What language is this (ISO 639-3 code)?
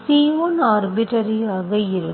tam